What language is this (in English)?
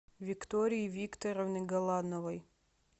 Russian